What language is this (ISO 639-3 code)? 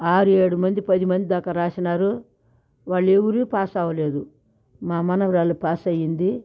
tel